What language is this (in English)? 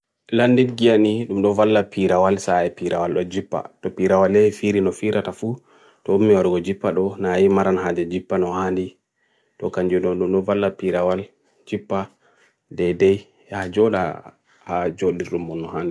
Bagirmi Fulfulde